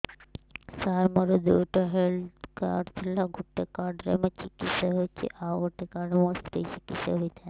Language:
Odia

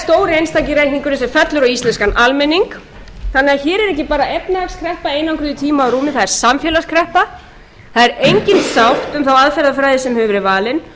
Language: Icelandic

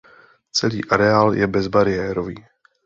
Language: Czech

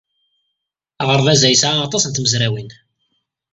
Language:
Kabyle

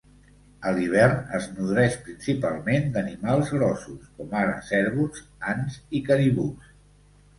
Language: Catalan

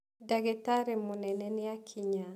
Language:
Kikuyu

